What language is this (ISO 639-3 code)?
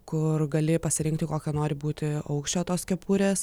lit